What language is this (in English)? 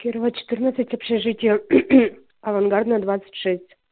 Russian